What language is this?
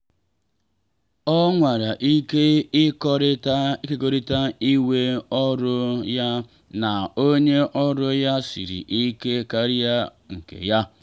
Igbo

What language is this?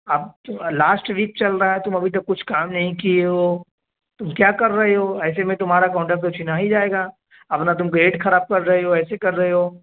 Urdu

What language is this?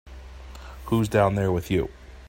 English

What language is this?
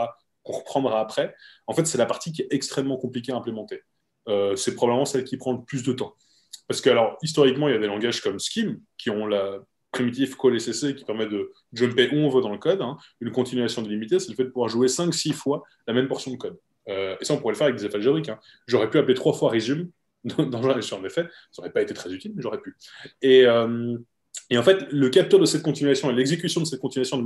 French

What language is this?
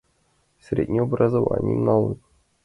Mari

